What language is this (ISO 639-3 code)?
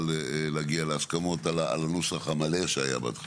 heb